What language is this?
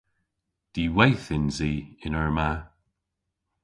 Cornish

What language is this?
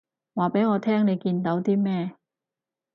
Cantonese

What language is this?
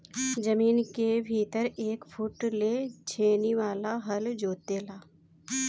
Bhojpuri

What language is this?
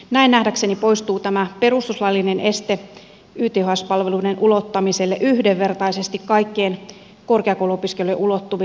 Finnish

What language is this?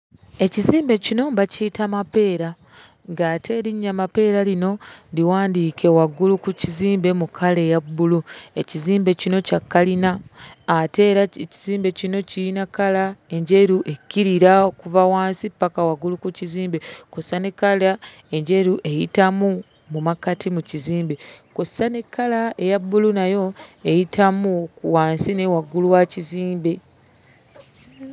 Ganda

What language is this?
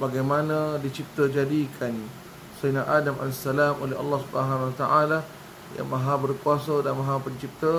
Malay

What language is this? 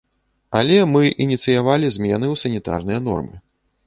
Belarusian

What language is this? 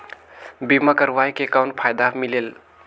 Chhattisgarhi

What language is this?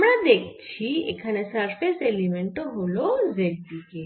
Bangla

